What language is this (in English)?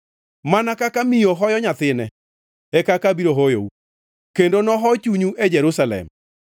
Luo (Kenya and Tanzania)